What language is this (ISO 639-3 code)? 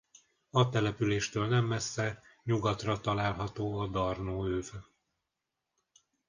hun